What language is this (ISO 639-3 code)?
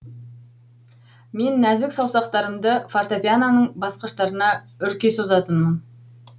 kaz